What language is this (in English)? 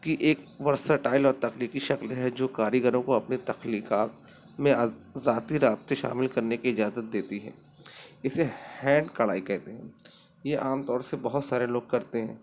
Urdu